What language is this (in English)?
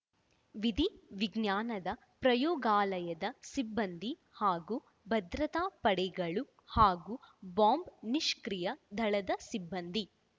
Kannada